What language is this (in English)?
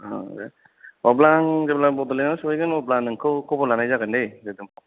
Bodo